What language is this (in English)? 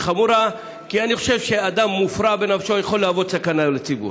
Hebrew